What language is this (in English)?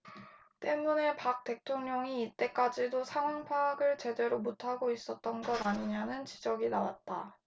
Korean